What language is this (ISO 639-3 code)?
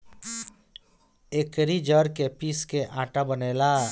bho